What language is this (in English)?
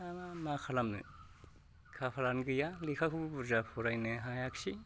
Bodo